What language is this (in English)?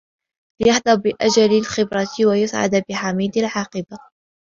Arabic